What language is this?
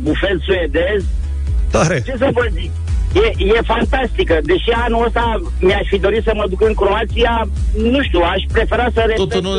Romanian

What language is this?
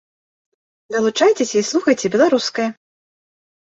Belarusian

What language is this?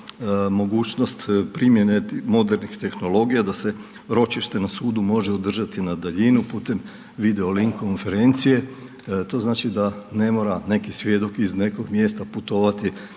Croatian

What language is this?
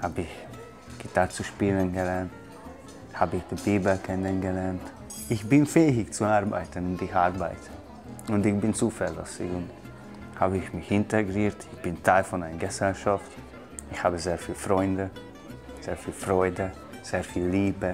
German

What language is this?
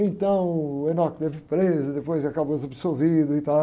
Portuguese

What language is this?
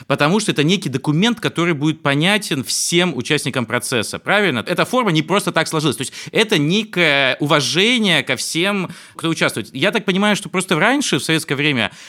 Russian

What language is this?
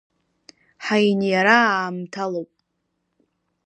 Abkhazian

